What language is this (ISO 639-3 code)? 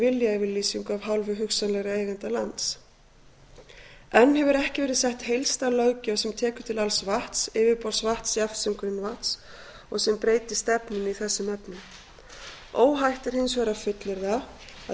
isl